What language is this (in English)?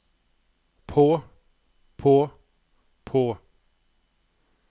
Norwegian